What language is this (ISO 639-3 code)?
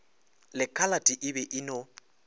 nso